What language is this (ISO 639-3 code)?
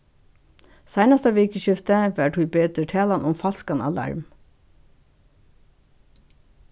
fao